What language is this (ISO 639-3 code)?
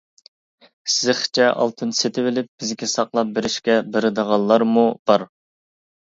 uig